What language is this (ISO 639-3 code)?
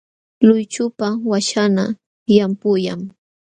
qxw